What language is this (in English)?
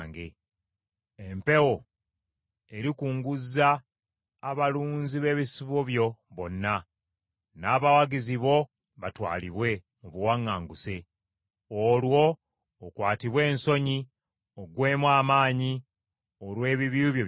Ganda